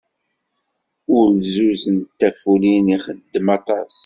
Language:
Kabyle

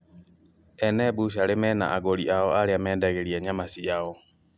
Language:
Kikuyu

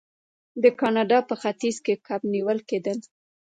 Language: Pashto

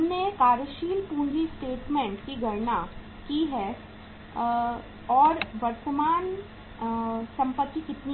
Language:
Hindi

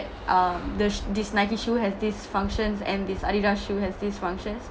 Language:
English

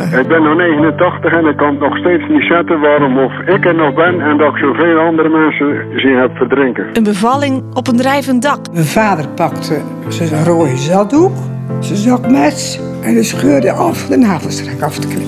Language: Dutch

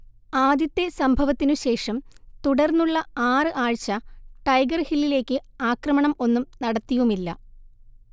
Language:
Malayalam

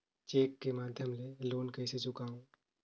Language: Chhattisgarhi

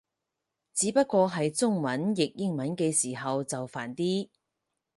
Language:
Cantonese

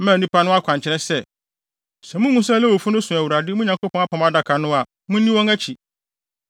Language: Akan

